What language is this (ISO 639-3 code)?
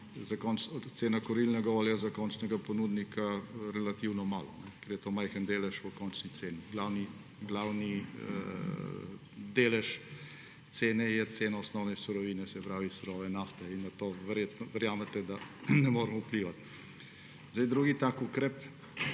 slv